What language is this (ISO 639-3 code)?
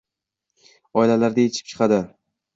uzb